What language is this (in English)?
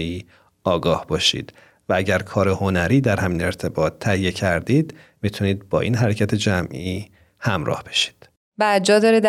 Persian